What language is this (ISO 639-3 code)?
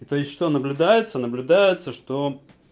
rus